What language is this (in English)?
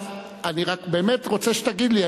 Hebrew